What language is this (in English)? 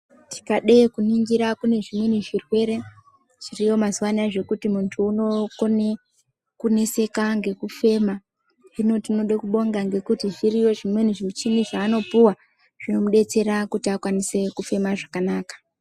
Ndau